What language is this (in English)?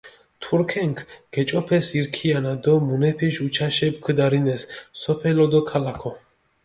Mingrelian